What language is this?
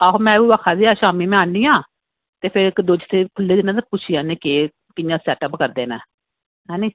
Dogri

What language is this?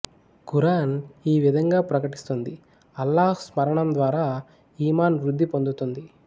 Telugu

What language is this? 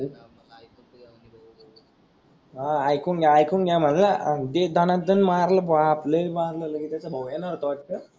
Marathi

